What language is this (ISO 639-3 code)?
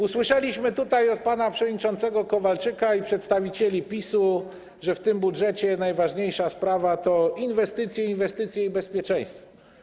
pol